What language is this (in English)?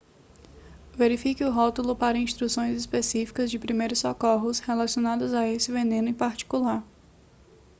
Portuguese